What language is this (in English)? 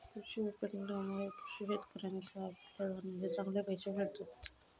Marathi